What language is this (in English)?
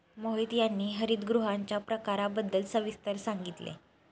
Marathi